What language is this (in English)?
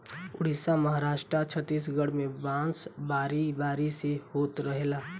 Bhojpuri